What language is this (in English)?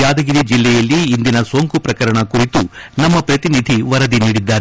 Kannada